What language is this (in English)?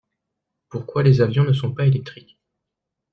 French